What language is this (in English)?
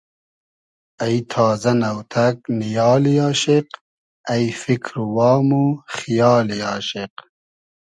Hazaragi